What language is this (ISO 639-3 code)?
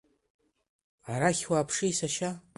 abk